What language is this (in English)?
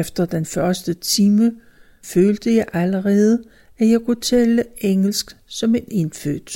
Danish